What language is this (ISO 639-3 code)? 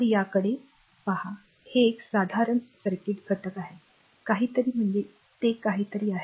mar